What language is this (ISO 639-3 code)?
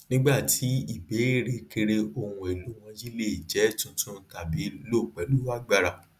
yor